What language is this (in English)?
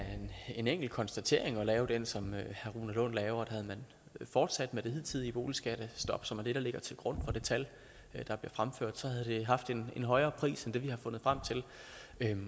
Danish